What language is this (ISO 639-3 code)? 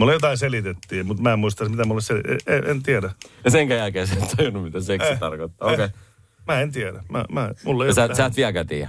fin